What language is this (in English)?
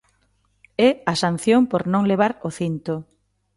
Galician